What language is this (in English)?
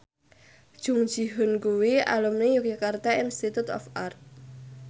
Javanese